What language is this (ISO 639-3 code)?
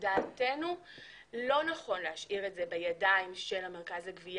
heb